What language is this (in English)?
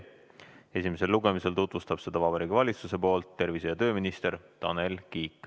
Estonian